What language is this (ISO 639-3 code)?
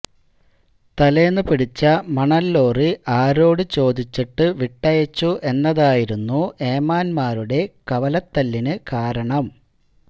mal